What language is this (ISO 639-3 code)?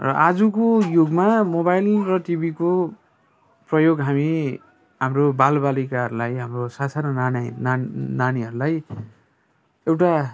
nep